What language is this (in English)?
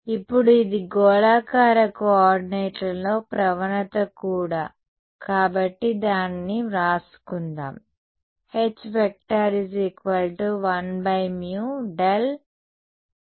Telugu